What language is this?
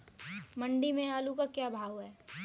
Hindi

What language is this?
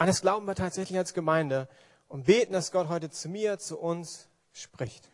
German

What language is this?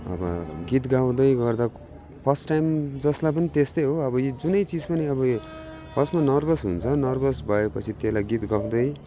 Nepali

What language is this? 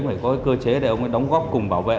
Vietnamese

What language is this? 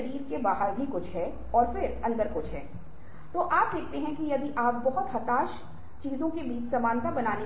Hindi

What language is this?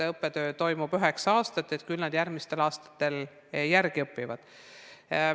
Estonian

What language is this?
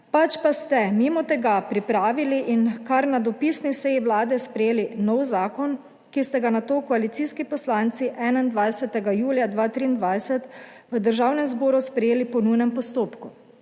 Slovenian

